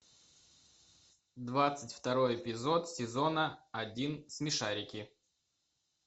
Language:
Russian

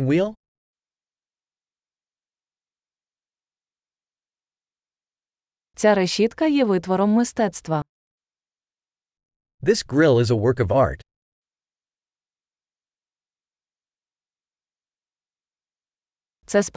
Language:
Ukrainian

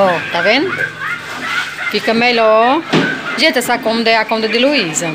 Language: Portuguese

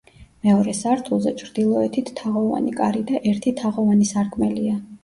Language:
Georgian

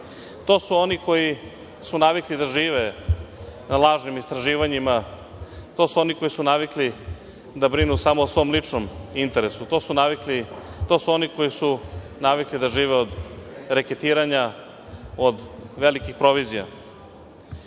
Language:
Serbian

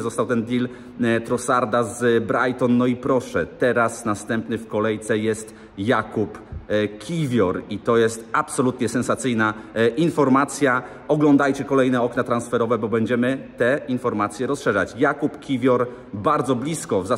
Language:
Polish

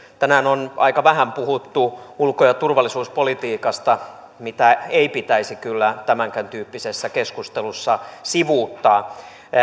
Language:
Finnish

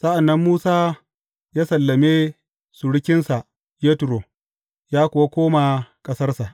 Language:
Hausa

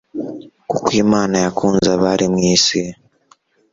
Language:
Kinyarwanda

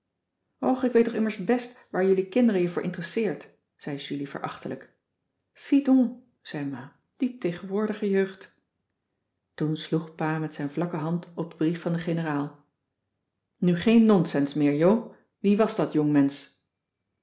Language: Dutch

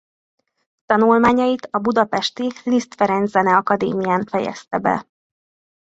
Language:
Hungarian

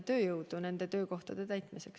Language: Estonian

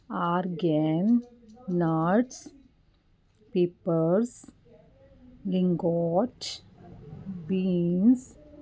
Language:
Punjabi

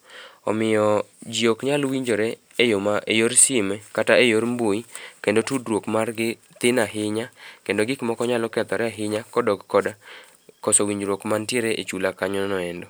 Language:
Luo (Kenya and Tanzania)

